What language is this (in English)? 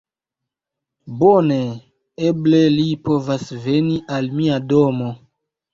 Esperanto